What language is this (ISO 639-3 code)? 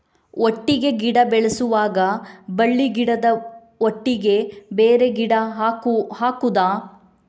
kan